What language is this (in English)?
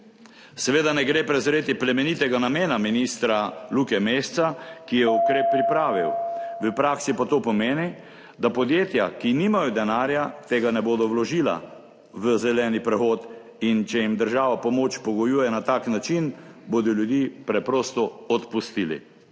Slovenian